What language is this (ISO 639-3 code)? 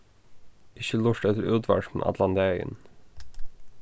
fao